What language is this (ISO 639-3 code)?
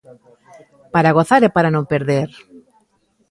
glg